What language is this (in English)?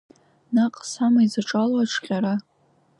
Abkhazian